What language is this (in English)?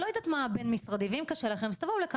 Hebrew